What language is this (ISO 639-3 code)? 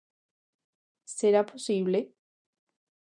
glg